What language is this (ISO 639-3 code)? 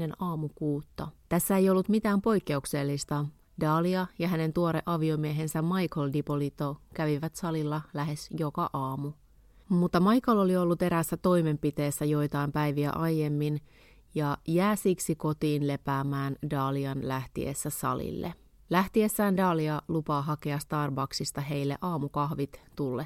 fin